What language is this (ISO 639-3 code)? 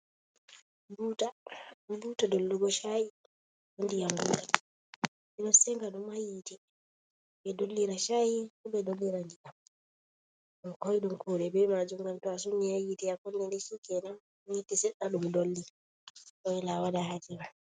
ful